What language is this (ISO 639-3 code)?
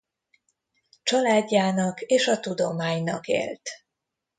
hun